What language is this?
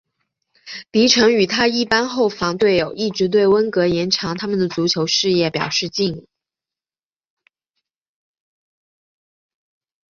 Chinese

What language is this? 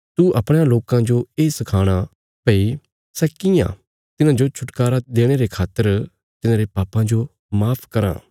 Bilaspuri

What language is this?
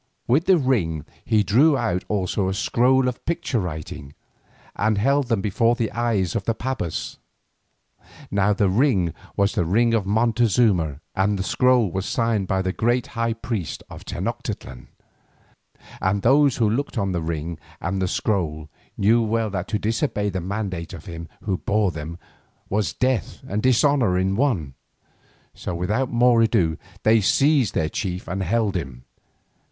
English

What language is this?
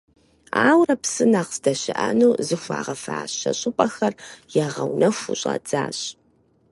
Kabardian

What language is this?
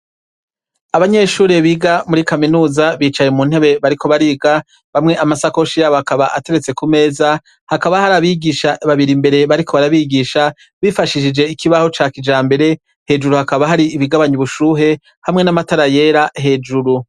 Rundi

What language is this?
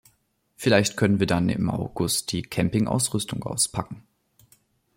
German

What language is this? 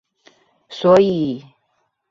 Chinese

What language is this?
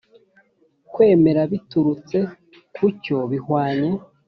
Kinyarwanda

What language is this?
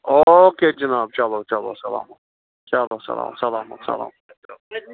Kashmiri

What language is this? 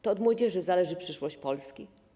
Polish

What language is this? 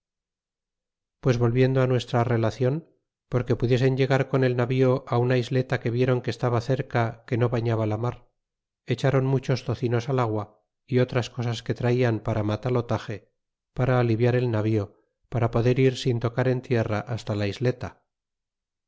Spanish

